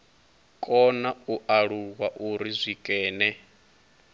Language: Venda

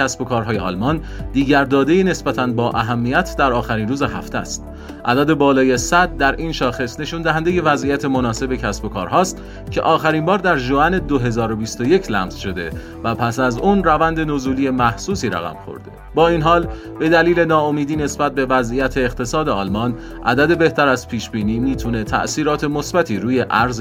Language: Persian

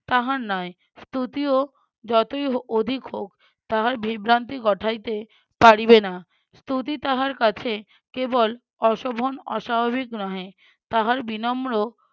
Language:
Bangla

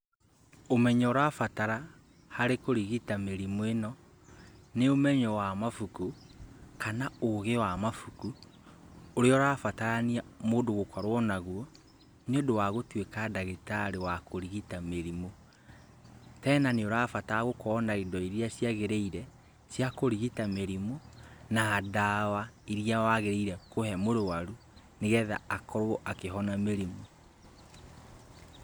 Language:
Kikuyu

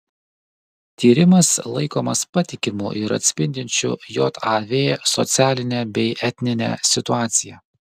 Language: Lithuanian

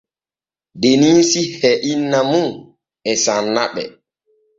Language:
Borgu Fulfulde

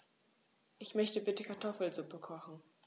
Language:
German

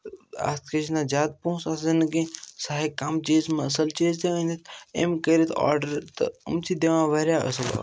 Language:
Kashmiri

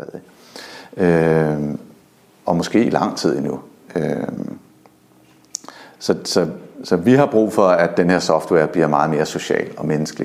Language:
Danish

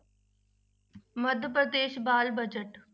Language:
Punjabi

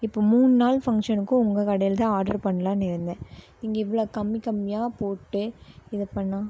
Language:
Tamil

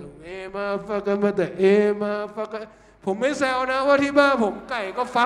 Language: Thai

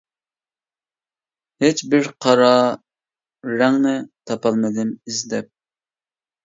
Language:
Uyghur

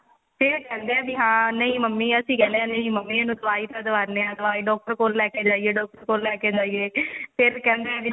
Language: Punjabi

